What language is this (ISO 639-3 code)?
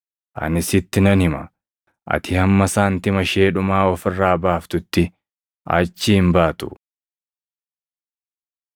orm